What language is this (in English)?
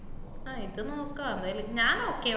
Malayalam